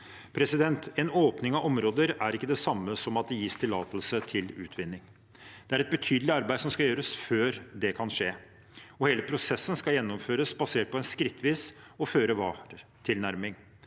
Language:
Norwegian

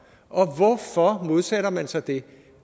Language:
Danish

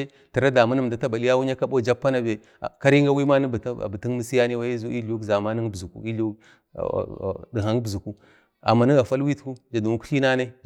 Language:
Bade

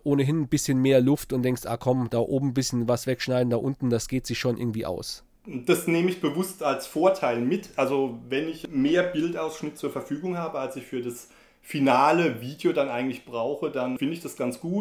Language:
German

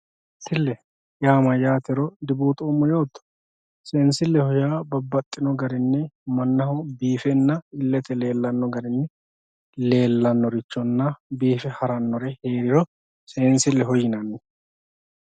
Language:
Sidamo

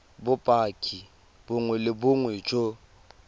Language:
Tswana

